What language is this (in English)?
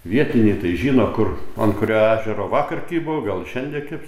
Lithuanian